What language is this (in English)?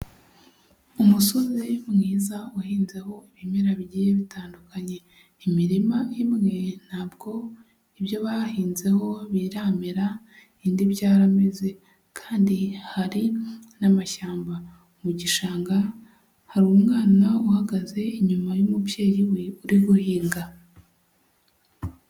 Kinyarwanda